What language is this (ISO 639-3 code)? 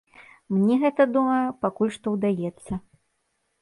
bel